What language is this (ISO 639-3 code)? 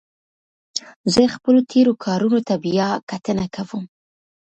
pus